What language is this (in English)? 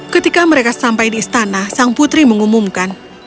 Indonesian